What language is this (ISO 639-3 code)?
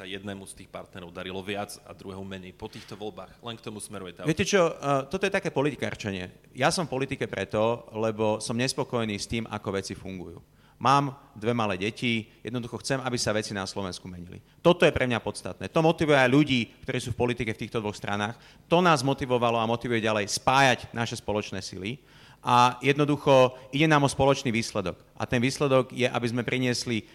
slk